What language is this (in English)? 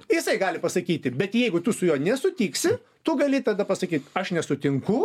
Lithuanian